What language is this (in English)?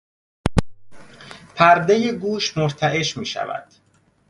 Persian